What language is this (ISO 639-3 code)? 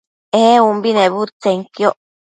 mcf